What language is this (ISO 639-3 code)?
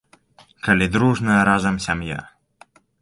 bel